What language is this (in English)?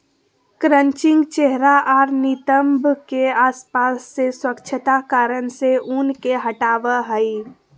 Magahi